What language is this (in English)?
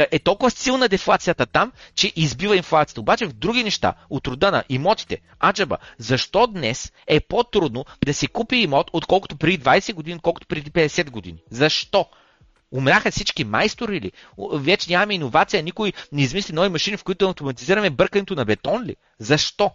Bulgarian